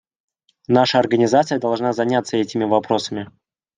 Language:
Russian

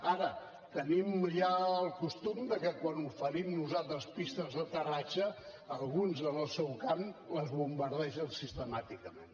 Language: Catalan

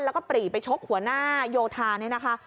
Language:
Thai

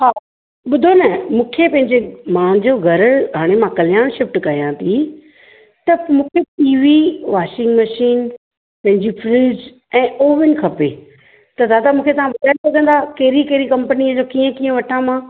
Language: Sindhi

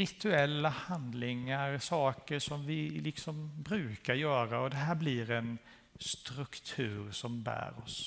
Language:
Swedish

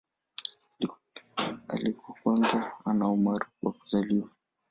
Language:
Swahili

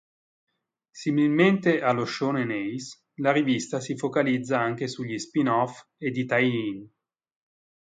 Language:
Italian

